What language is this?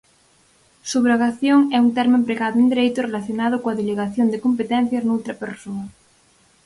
Galician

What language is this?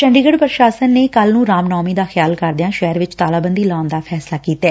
Punjabi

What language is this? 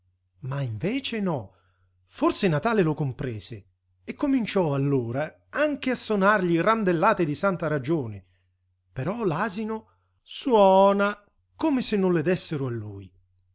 Italian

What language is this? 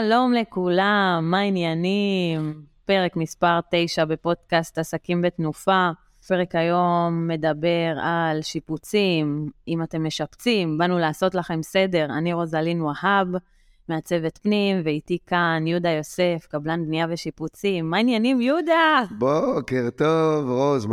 Hebrew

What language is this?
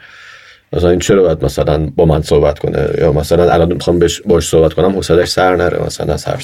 Persian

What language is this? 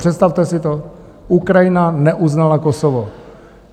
Czech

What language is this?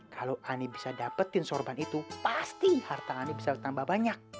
Indonesian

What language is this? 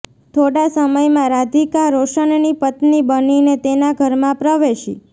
Gujarati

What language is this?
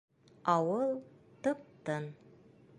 Bashkir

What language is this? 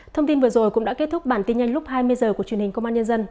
Vietnamese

